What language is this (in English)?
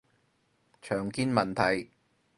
Cantonese